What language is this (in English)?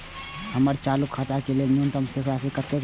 Maithili